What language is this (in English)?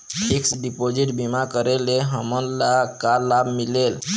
Chhattisgarhi